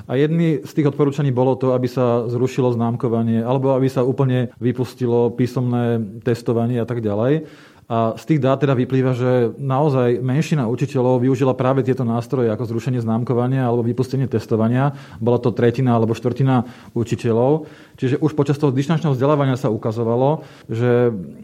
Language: Slovak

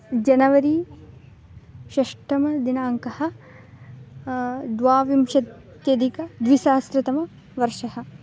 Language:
Sanskrit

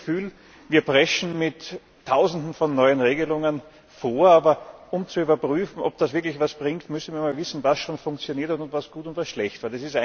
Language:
German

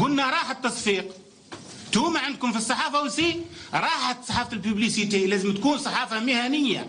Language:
Arabic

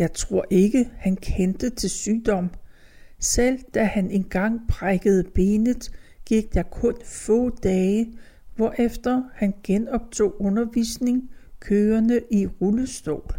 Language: Danish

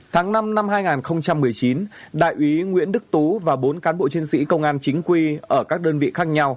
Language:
Vietnamese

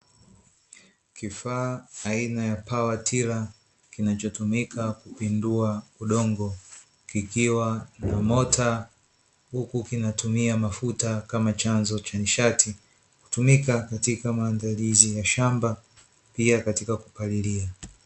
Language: Swahili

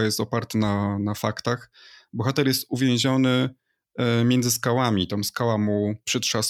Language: Polish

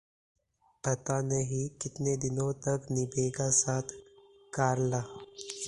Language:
Hindi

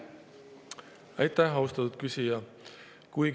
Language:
Estonian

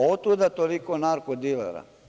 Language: Serbian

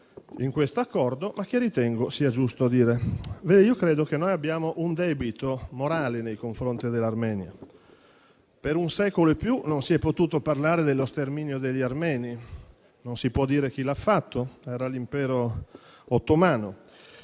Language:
Italian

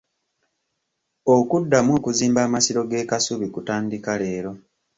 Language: Ganda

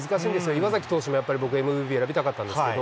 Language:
Japanese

